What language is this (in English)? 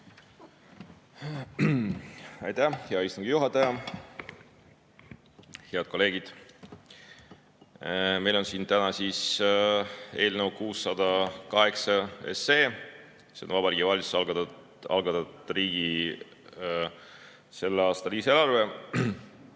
Estonian